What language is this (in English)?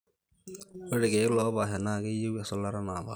Masai